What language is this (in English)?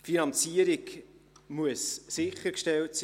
Swiss German